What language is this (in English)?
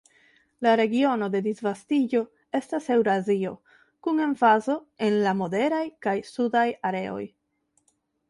Esperanto